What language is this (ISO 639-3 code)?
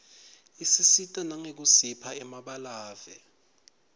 ssw